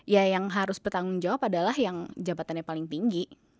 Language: Indonesian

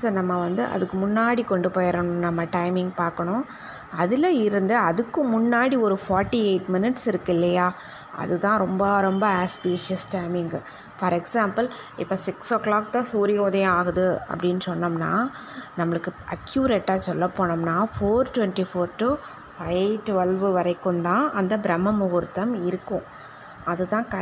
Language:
Tamil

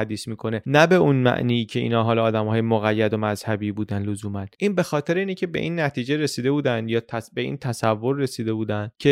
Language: Persian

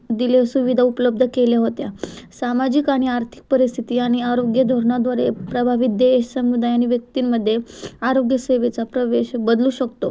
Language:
Marathi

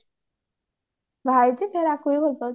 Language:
Odia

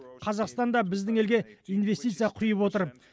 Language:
Kazakh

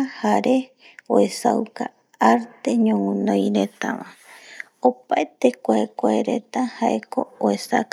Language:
Eastern Bolivian Guaraní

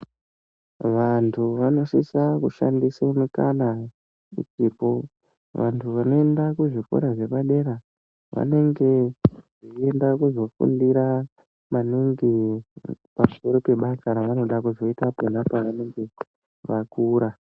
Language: Ndau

